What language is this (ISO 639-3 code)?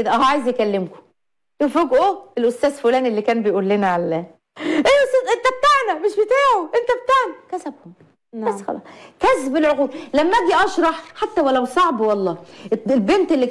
ara